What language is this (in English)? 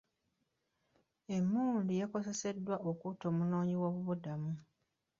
Ganda